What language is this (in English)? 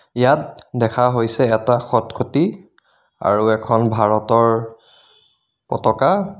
Assamese